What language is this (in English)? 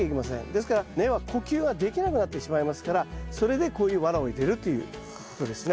Japanese